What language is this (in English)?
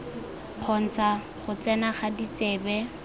Tswana